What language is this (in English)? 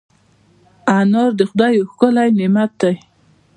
Pashto